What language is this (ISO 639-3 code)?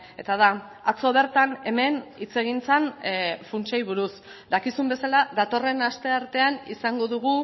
eus